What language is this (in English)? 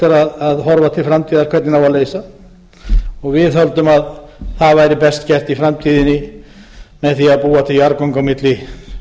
Icelandic